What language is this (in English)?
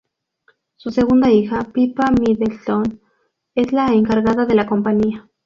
Spanish